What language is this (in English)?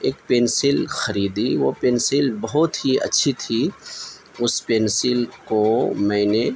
Urdu